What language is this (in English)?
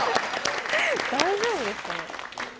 Japanese